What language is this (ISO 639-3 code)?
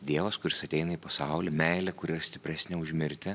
lit